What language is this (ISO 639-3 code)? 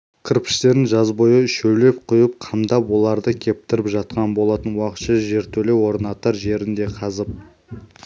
kaz